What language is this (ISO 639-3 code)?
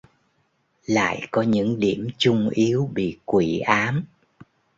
vie